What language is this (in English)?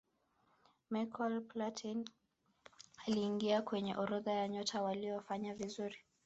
Swahili